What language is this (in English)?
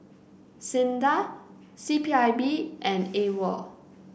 English